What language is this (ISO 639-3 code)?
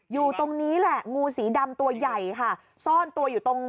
tha